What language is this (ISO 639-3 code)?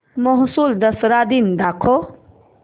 mar